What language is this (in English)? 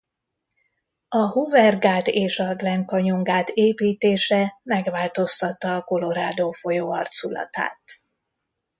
Hungarian